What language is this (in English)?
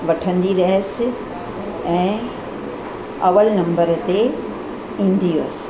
Sindhi